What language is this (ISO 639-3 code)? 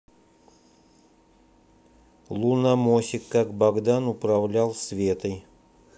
rus